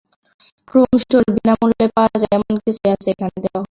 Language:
Bangla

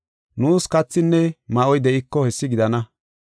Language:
Gofa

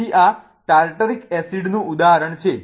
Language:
Gujarati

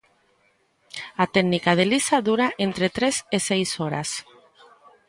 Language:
Galician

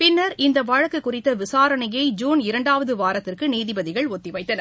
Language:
Tamil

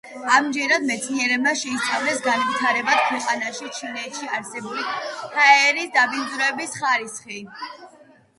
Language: Georgian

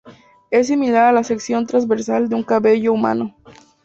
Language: Spanish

